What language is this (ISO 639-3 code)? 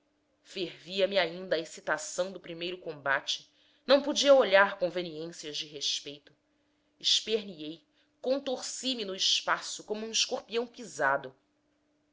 por